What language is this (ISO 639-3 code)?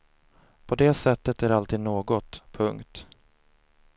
swe